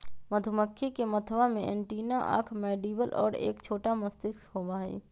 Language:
Magahi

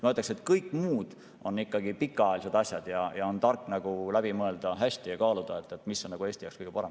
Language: Estonian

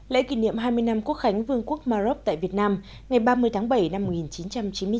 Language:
Vietnamese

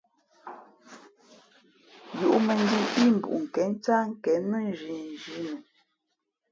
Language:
Fe'fe'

